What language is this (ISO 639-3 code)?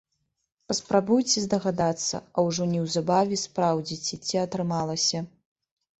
bel